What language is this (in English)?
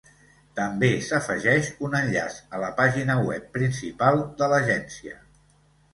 Catalan